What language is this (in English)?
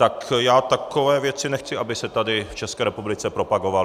Czech